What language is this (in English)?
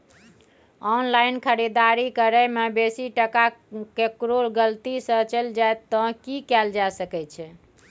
Maithili